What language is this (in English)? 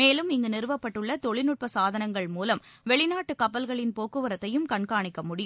Tamil